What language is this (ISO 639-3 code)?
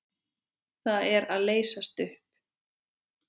isl